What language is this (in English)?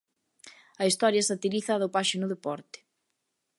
Galician